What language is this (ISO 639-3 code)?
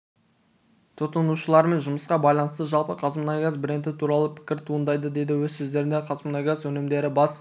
kaz